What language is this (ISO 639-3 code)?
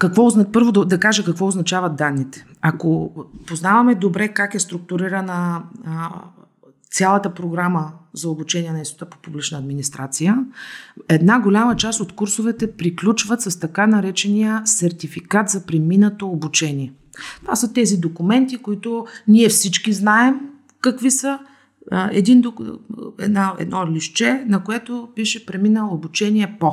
bul